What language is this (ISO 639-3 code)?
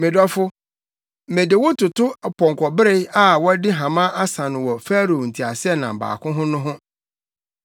aka